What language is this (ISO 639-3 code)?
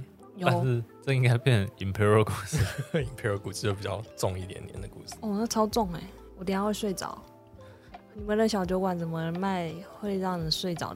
zho